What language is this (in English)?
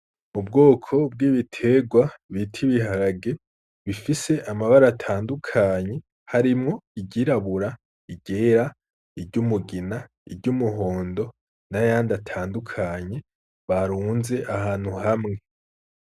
Rundi